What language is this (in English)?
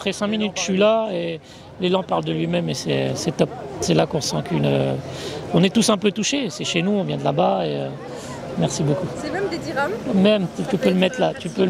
French